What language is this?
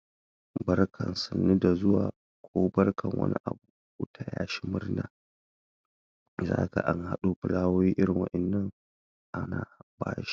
Hausa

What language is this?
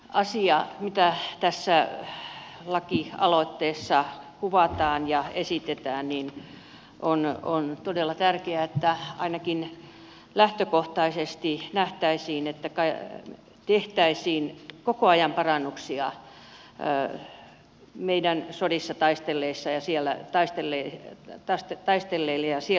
Finnish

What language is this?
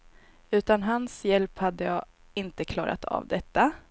Swedish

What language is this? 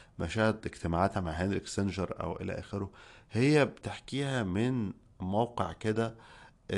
Arabic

